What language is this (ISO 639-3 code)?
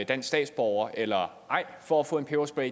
dan